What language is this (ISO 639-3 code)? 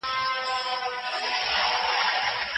pus